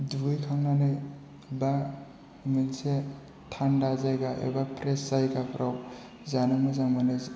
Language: Bodo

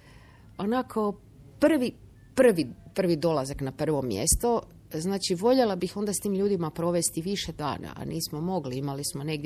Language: Croatian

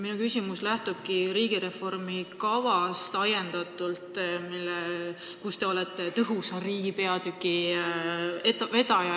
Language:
Estonian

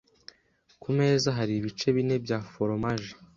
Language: Kinyarwanda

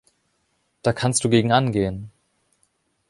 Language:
German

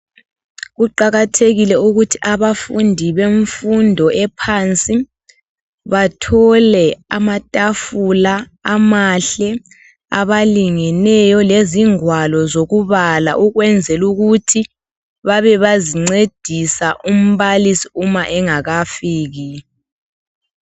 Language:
North Ndebele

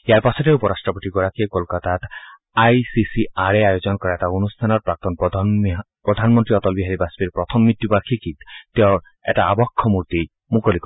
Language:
Assamese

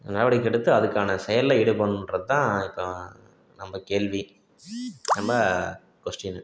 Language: Tamil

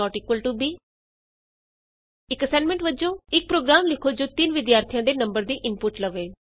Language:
Punjabi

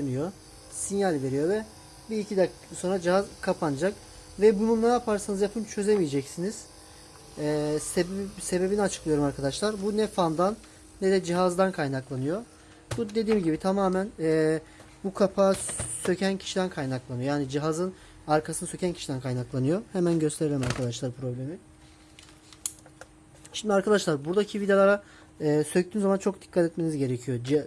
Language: Turkish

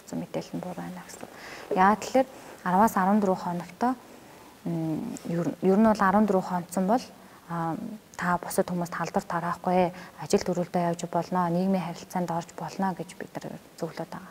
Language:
Romanian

